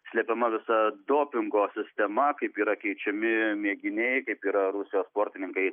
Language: Lithuanian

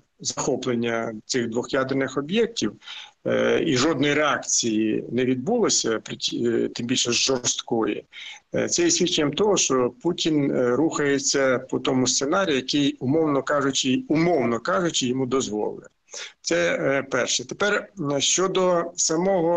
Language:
Ukrainian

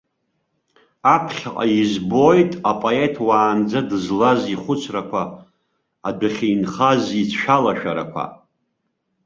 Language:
Abkhazian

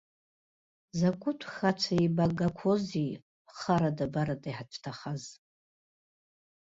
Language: Abkhazian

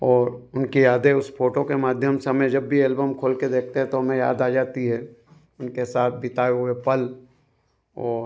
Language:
Hindi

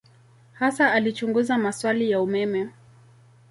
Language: Swahili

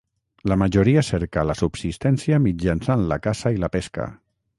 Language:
Catalan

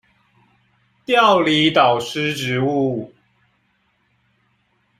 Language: Chinese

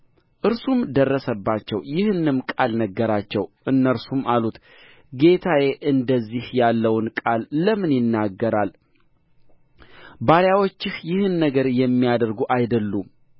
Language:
Amharic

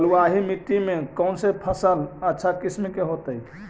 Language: Magahi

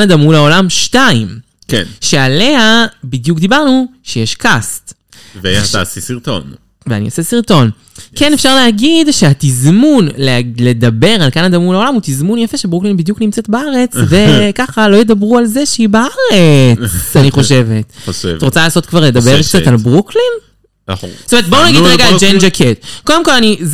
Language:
Hebrew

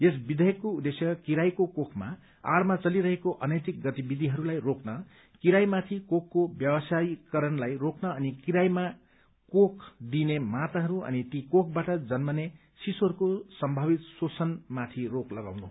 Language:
Nepali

